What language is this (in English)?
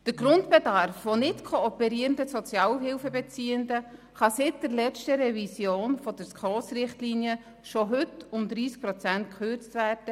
Swiss German